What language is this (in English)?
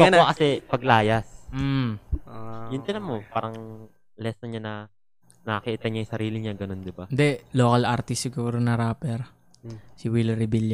Filipino